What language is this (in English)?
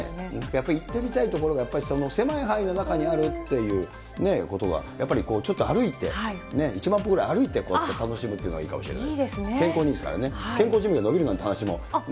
Japanese